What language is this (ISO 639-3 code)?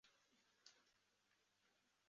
zho